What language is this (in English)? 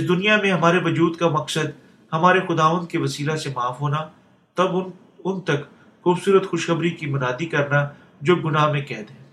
Urdu